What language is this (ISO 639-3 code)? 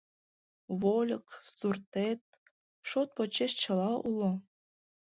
chm